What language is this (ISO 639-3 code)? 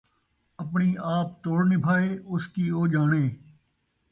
skr